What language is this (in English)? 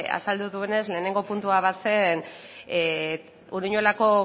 Basque